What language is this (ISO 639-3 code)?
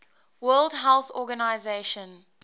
eng